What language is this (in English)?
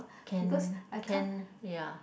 English